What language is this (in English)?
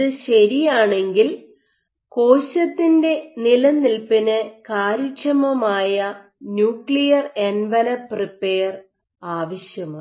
Malayalam